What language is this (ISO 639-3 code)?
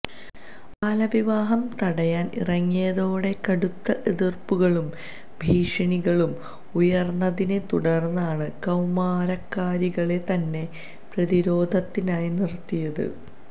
mal